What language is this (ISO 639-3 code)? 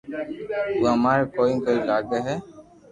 lrk